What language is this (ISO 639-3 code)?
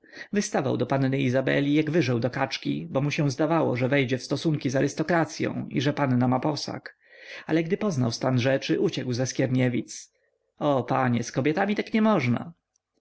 pol